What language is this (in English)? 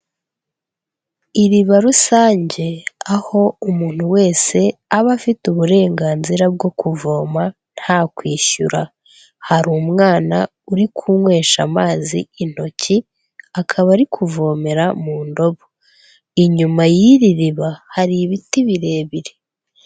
Kinyarwanda